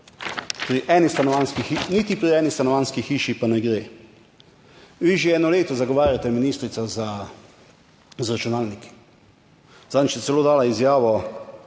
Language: Slovenian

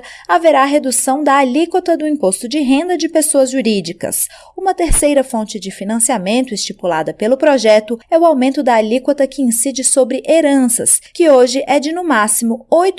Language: Portuguese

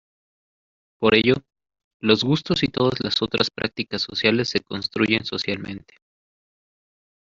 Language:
Spanish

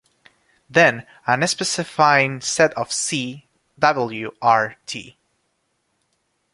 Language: English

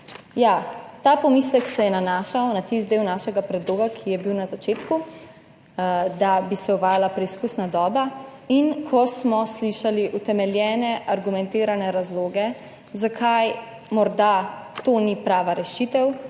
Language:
Slovenian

